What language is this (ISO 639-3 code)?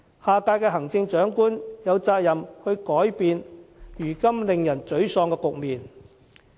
yue